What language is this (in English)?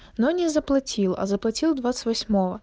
Russian